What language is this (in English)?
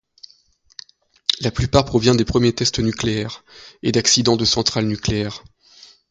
French